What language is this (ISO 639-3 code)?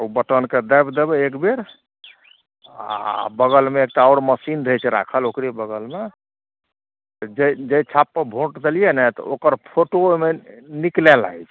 mai